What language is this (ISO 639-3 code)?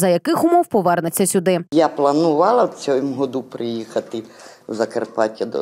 ukr